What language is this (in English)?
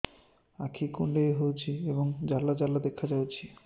Odia